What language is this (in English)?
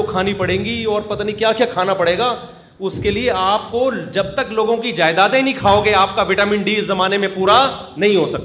Urdu